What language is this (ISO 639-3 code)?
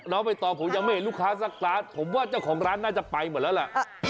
tha